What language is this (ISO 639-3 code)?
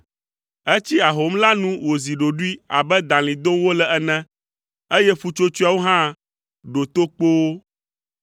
ewe